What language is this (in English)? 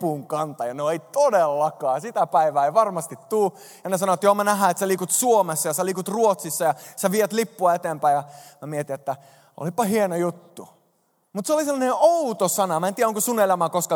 Finnish